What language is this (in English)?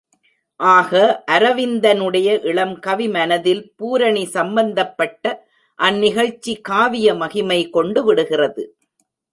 Tamil